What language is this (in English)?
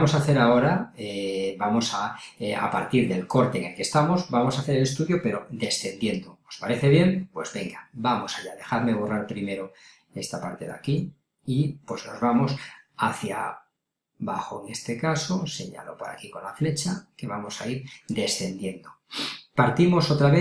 Spanish